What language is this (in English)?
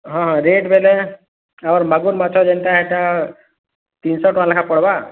Odia